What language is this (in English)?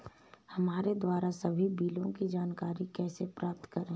Hindi